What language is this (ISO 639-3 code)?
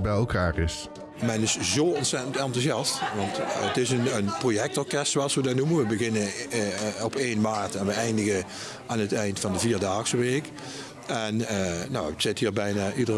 nld